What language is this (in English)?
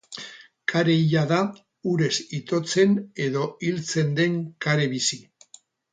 Basque